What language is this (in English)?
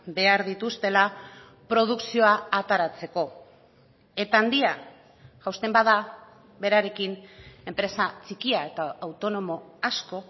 Basque